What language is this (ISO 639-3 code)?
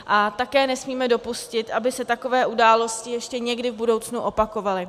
ces